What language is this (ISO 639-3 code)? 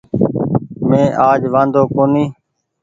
gig